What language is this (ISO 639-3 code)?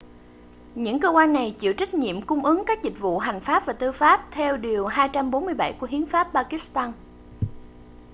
vie